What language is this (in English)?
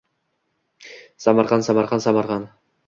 Uzbek